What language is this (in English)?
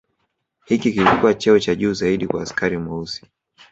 Swahili